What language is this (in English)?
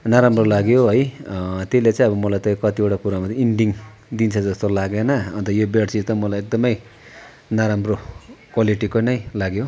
Nepali